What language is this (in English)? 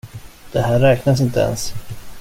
Swedish